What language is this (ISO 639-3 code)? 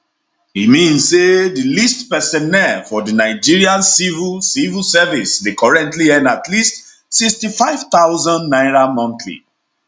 pcm